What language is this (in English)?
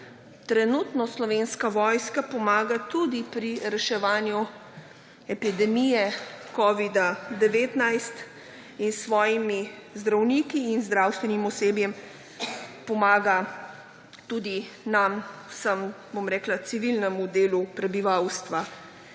Slovenian